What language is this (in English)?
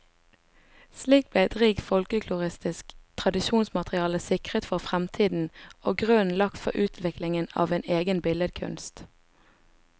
Norwegian